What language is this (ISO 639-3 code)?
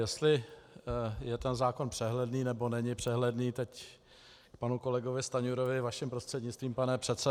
ces